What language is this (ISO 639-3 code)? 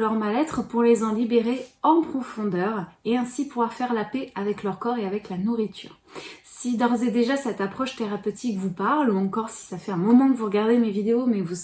fra